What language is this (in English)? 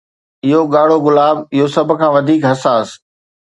Sindhi